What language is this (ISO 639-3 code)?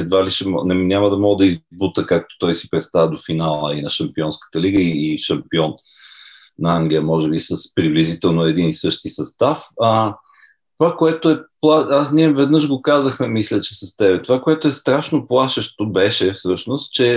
bul